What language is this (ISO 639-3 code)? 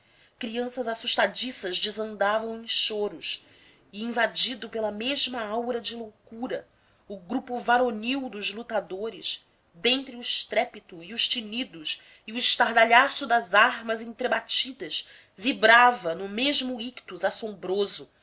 por